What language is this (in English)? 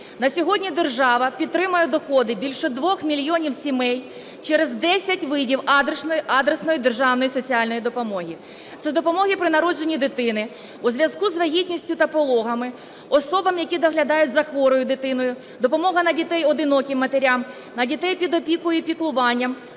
Ukrainian